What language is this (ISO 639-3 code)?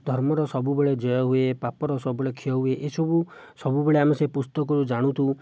ori